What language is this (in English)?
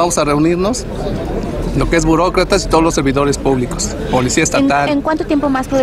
Spanish